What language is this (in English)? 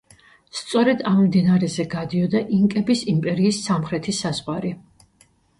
Georgian